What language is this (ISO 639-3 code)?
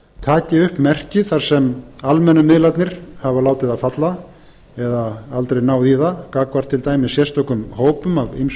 isl